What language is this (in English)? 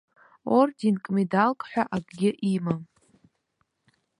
Abkhazian